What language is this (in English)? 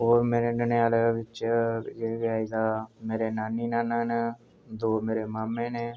Dogri